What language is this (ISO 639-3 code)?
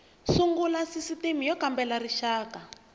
tso